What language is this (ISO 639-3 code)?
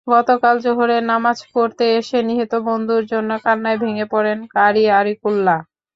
ben